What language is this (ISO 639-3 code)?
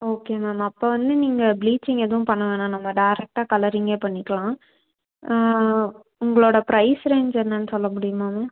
tam